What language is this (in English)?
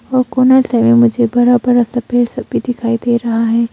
Hindi